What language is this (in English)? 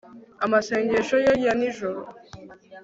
Kinyarwanda